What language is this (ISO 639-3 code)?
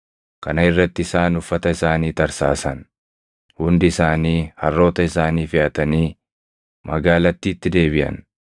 orm